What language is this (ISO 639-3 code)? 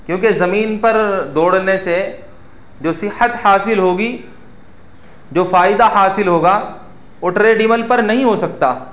urd